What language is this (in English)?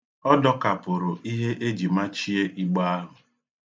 Igbo